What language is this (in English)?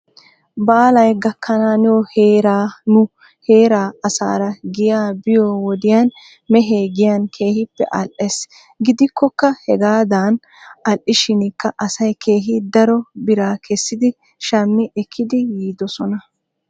Wolaytta